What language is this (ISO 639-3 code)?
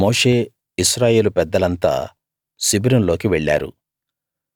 tel